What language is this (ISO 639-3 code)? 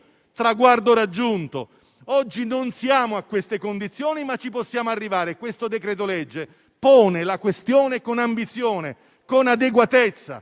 ita